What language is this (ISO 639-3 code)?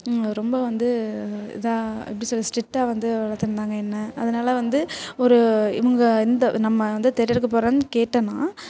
tam